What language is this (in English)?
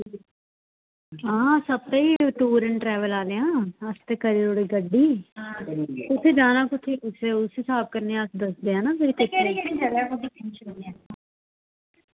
Dogri